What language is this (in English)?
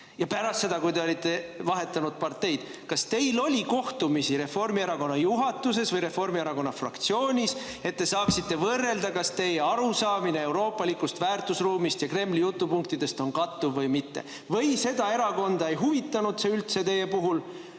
Estonian